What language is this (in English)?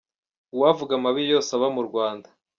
Kinyarwanda